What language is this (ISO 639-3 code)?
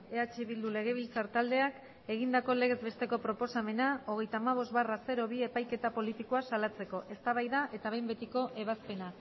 eus